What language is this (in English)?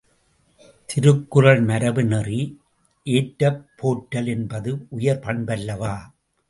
Tamil